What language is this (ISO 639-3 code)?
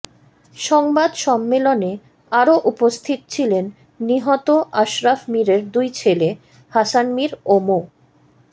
ben